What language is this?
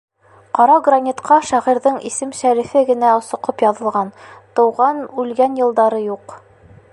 Bashkir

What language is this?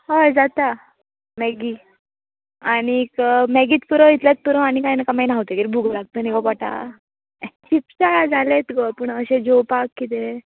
Konkani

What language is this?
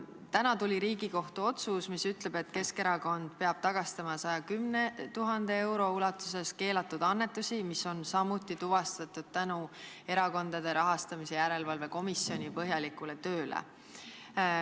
Estonian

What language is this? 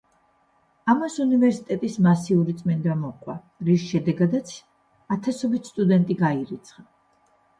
Georgian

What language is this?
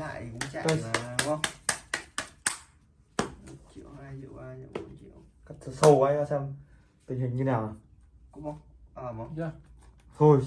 Vietnamese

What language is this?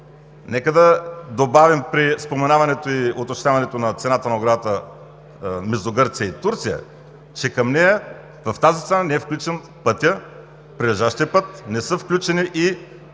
Bulgarian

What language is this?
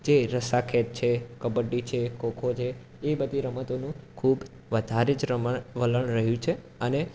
Gujarati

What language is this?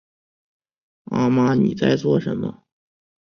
Chinese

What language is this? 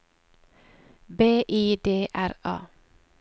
Norwegian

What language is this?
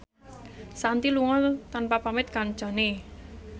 Javanese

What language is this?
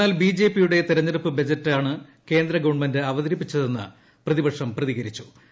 Malayalam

